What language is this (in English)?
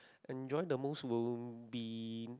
English